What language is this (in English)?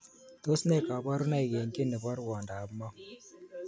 Kalenjin